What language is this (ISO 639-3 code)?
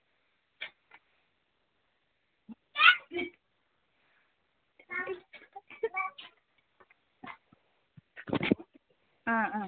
mal